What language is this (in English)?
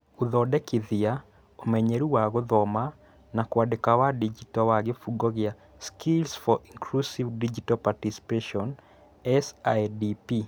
Kikuyu